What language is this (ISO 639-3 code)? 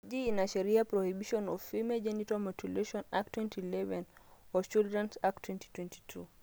mas